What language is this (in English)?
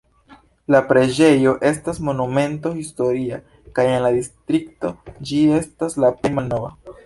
Esperanto